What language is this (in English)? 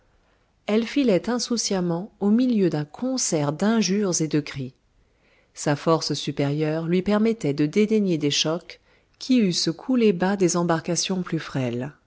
French